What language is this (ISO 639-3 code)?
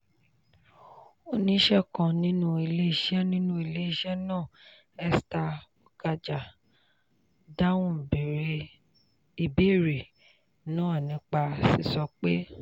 yor